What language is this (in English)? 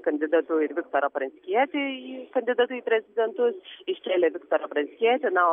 Lithuanian